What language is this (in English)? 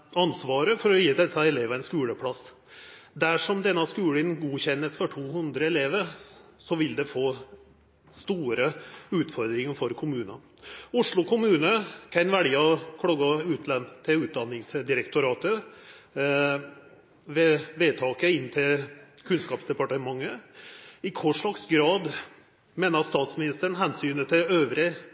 Norwegian Nynorsk